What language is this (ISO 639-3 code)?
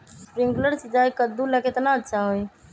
mag